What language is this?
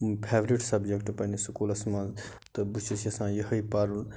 Kashmiri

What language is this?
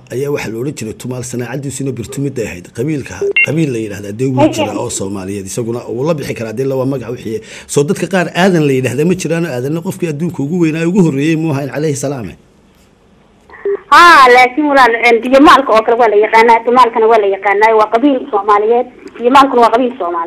Arabic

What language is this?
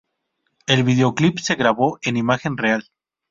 Spanish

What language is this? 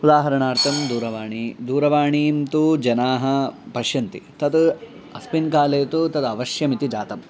Sanskrit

